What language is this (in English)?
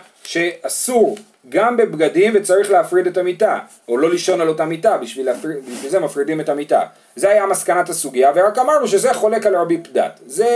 Hebrew